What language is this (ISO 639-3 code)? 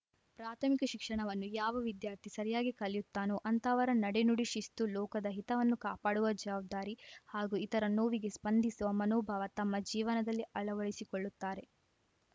kan